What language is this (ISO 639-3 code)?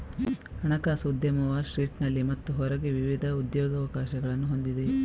kan